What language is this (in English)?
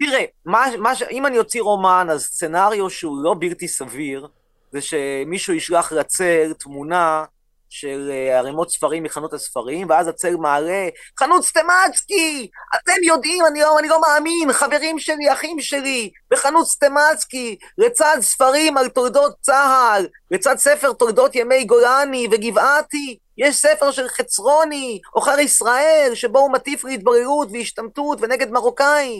Hebrew